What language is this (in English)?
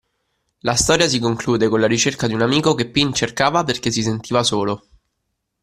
Italian